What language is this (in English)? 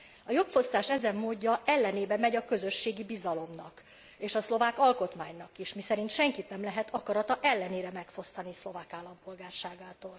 Hungarian